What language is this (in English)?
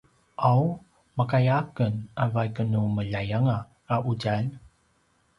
Paiwan